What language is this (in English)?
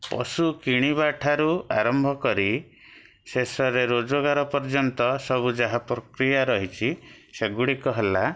Odia